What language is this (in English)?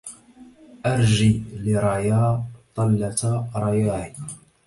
Arabic